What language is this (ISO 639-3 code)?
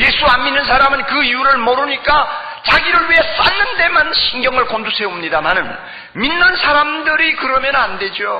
kor